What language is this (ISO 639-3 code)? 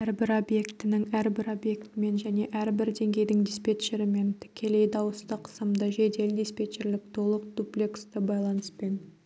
kaz